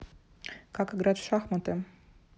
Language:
Russian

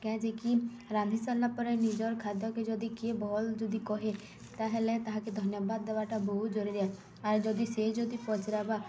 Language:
Odia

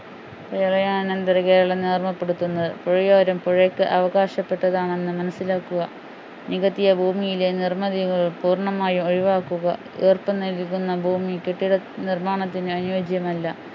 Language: Malayalam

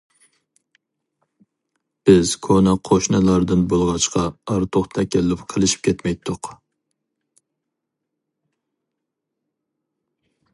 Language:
Uyghur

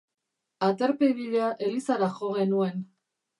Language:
Basque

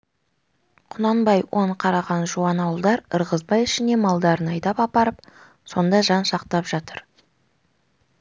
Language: Kazakh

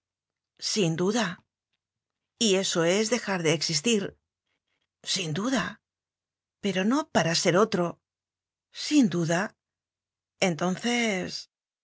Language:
Spanish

